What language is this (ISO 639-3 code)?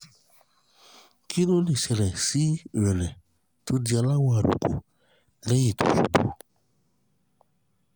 yor